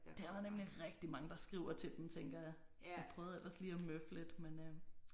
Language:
Danish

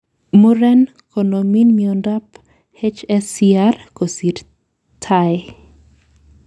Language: Kalenjin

